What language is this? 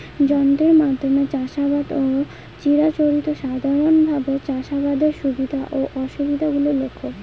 Bangla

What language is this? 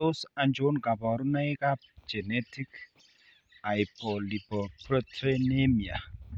Kalenjin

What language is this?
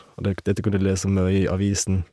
Norwegian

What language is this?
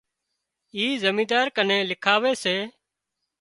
Wadiyara Koli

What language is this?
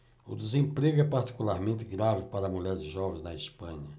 Portuguese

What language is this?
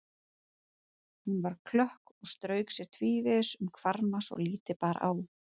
Icelandic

